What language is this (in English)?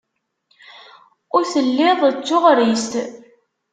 Kabyle